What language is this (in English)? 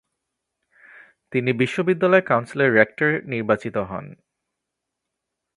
Bangla